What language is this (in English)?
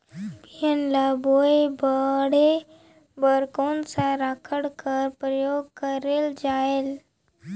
Chhattisgarhi